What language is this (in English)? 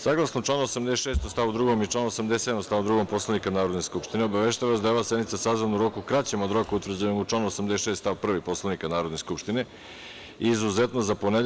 Serbian